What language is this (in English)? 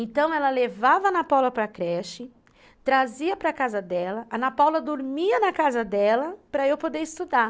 Portuguese